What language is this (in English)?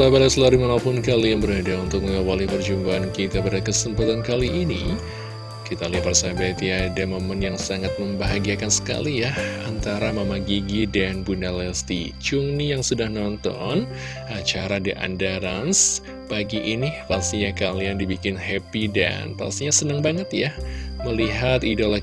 Indonesian